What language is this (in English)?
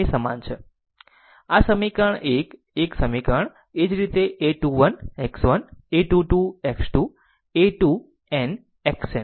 Gujarati